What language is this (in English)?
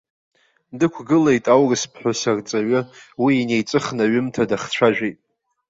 Abkhazian